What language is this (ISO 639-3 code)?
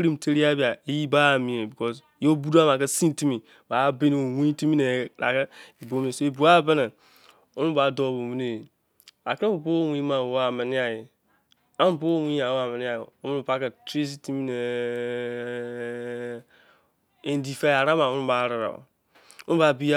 ijc